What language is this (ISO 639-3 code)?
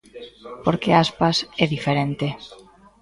glg